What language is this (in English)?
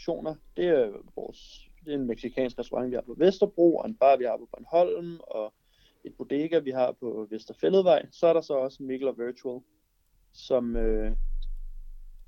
Danish